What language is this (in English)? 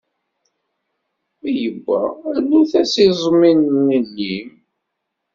Kabyle